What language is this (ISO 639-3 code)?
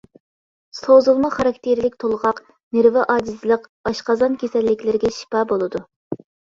uig